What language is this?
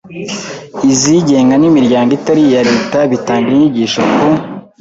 Kinyarwanda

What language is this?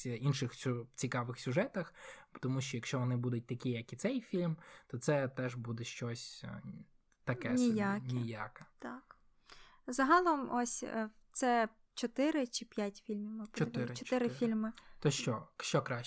Ukrainian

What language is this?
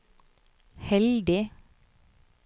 Norwegian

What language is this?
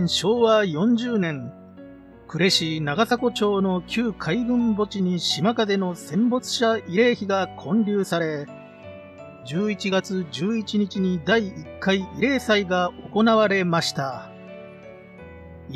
Japanese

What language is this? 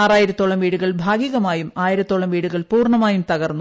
Malayalam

